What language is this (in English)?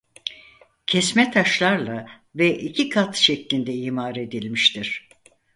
Turkish